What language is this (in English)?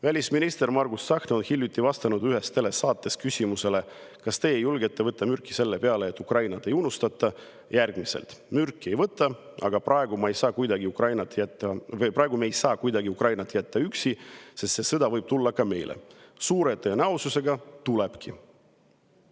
Estonian